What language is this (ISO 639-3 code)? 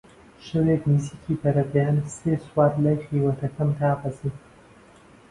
ckb